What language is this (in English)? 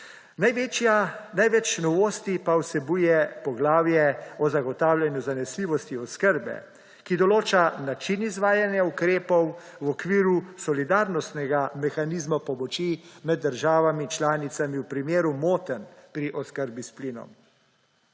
Slovenian